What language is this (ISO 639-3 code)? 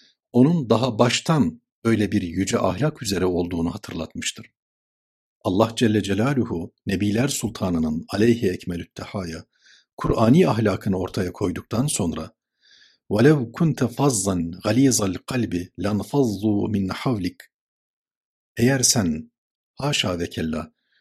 tur